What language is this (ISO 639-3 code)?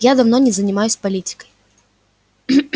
rus